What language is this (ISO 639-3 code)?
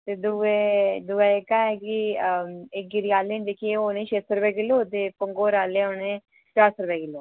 doi